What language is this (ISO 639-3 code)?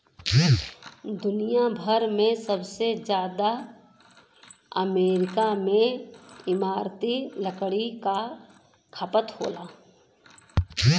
bho